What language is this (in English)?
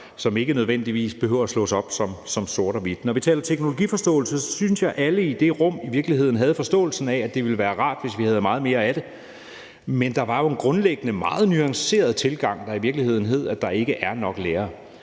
Danish